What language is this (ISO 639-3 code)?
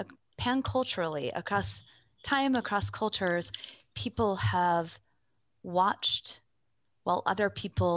eng